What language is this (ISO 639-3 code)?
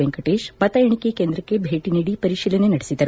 kan